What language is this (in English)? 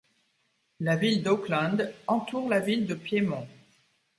French